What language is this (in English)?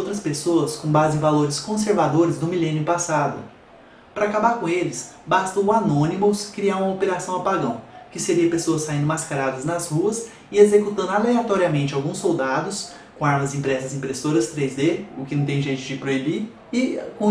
Portuguese